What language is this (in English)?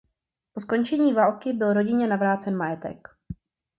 Czech